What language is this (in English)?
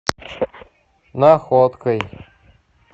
Russian